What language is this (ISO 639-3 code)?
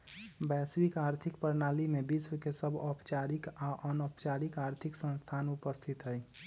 mag